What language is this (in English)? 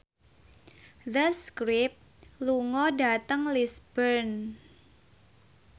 Javanese